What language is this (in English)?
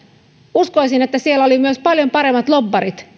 Finnish